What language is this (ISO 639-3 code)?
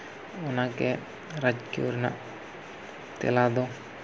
sat